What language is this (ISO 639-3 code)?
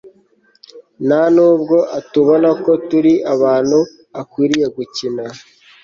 kin